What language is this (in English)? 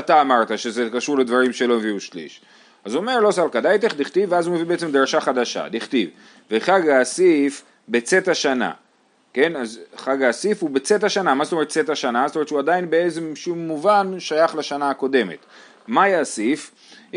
Hebrew